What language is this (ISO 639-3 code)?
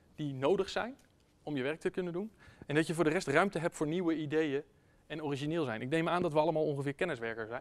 nld